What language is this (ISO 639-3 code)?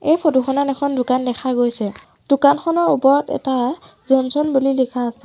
asm